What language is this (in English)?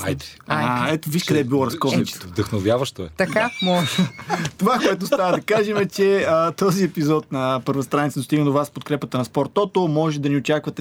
Bulgarian